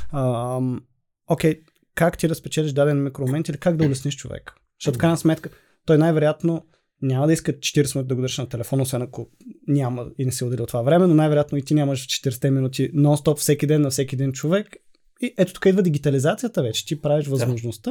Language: Bulgarian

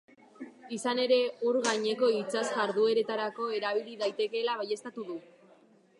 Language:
Basque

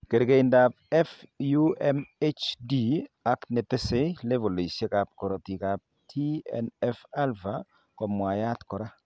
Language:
Kalenjin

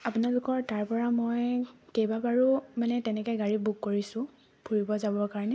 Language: Assamese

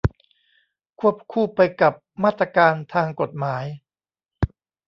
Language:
Thai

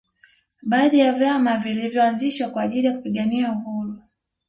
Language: Swahili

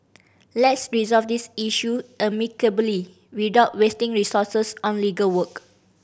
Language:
English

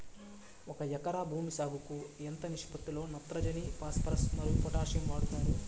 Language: Telugu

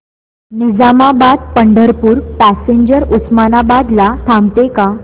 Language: Marathi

